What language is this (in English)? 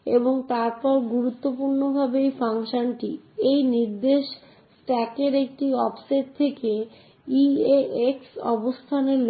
Bangla